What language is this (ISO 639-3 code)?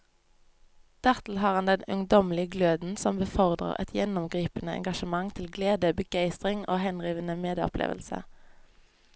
nor